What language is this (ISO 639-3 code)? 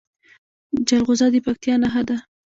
pus